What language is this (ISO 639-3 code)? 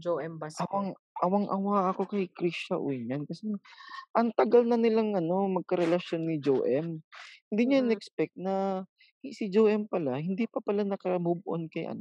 fil